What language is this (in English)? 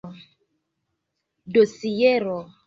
Esperanto